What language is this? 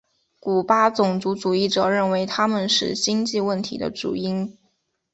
Chinese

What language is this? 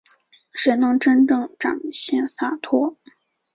Chinese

